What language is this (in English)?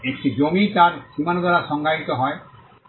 Bangla